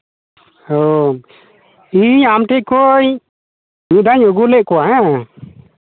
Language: Santali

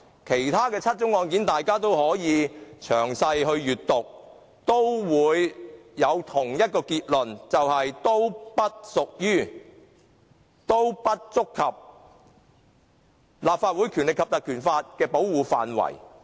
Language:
Cantonese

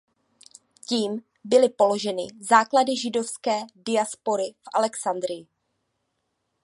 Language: Czech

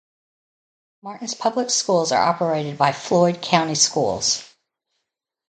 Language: English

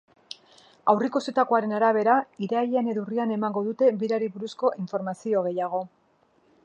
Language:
Basque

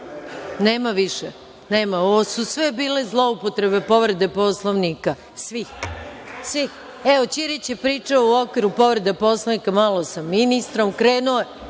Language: Serbian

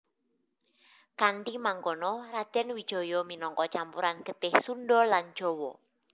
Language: Javanese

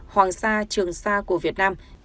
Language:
Vietnamese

